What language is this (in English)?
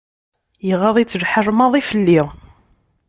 Kabyle